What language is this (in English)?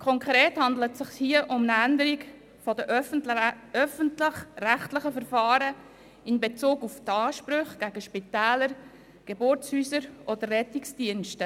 Swiss German